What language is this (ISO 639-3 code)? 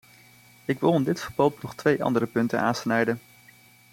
nld